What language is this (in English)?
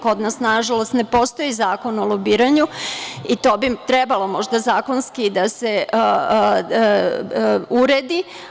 Serbian